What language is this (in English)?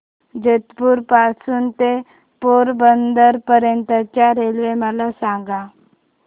Marathi